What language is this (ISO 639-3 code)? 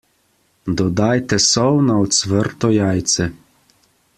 slv